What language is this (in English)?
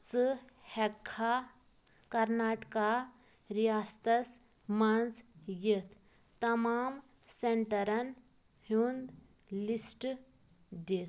Kashmiri